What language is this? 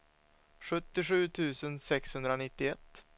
Swedish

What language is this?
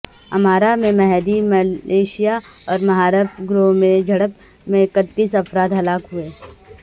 Urdu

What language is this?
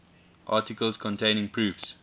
English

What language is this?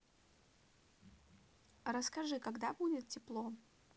Russian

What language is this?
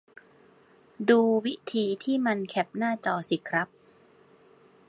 Thai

